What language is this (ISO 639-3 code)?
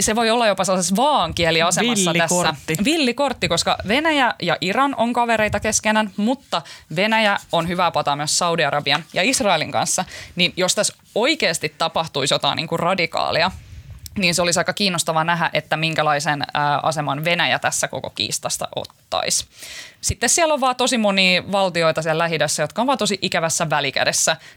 fin